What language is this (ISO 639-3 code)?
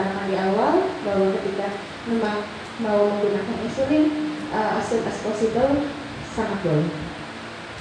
ind